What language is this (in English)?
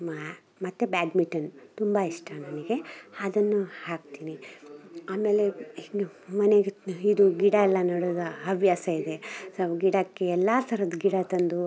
Kannada